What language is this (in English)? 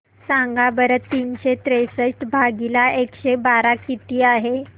Marathi